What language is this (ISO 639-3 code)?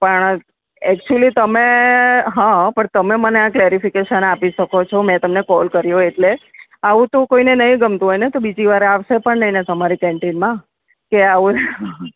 guj